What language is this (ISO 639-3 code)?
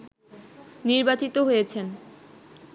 ben